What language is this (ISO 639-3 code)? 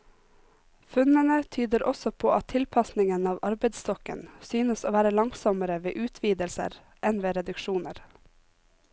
nor